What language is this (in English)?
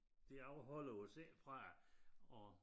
Danish